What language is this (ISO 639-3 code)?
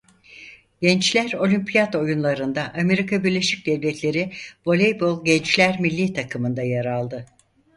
tur